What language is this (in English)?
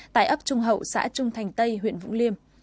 Vietnamese